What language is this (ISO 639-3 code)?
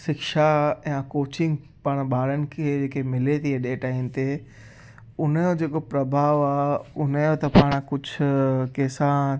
snd